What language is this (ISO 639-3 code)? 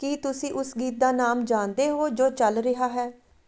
pan